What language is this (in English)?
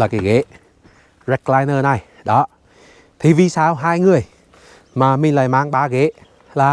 Vietnamese